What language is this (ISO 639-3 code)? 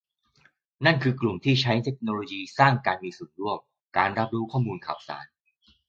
tha